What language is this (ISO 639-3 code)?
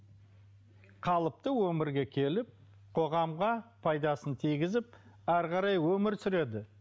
kaz